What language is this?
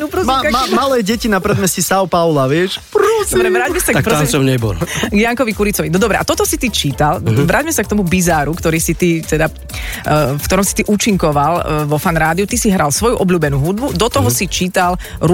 Slovak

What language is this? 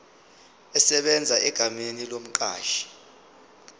Zulu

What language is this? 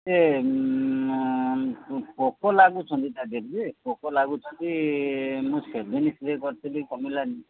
Odia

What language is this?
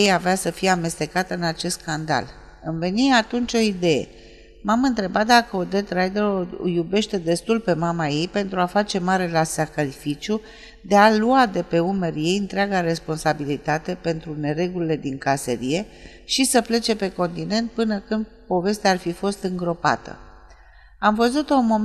Romanian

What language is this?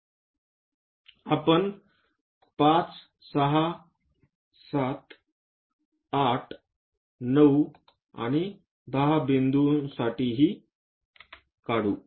Marathi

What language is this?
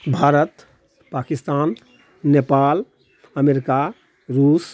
Maithili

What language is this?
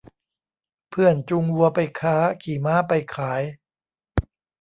Thai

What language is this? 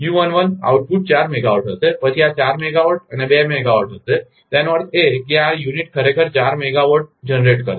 Gujarati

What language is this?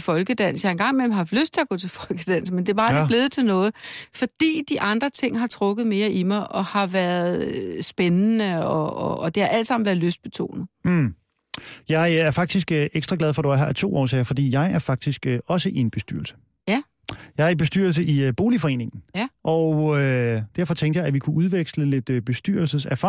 Danish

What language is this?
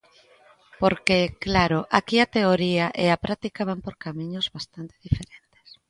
Galician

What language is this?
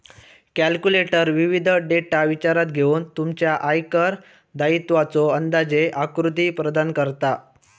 Marathi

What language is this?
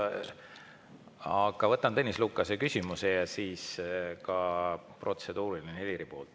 Estonian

